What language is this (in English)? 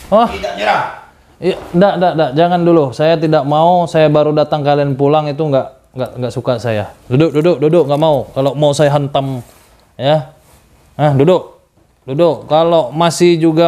Indonesian